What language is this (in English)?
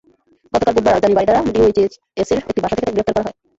Bangla